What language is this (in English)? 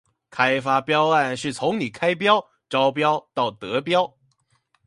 Chinese